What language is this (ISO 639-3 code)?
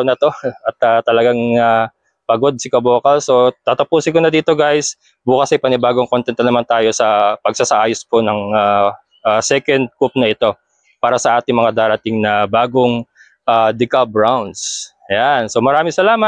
fil